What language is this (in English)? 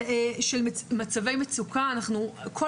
Hebrew